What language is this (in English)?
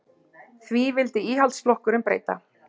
Icelandic